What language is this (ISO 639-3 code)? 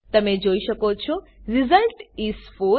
guj